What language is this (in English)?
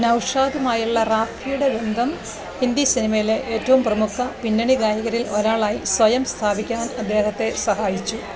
Malayalam